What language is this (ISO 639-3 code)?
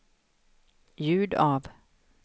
swe